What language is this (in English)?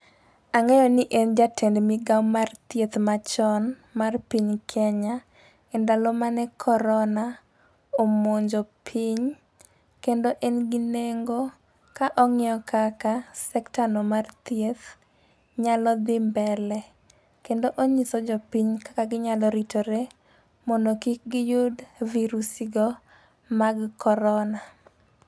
Luo (Kenya and Tanzania)